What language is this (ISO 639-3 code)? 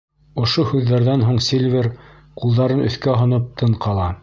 bak